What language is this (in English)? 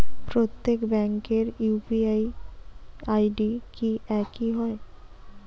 Bangla